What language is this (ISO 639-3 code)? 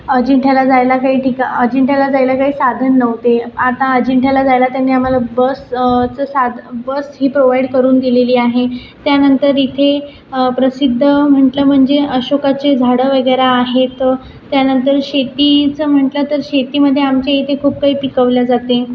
mar